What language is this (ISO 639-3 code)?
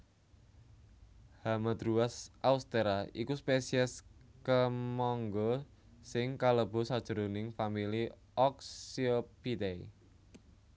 jav